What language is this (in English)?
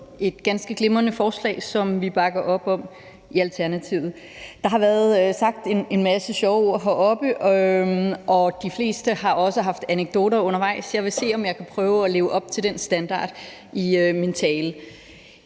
Danish